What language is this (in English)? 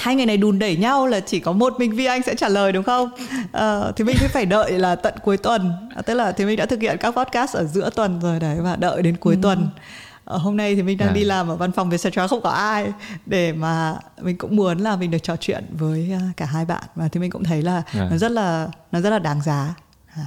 Vietnamese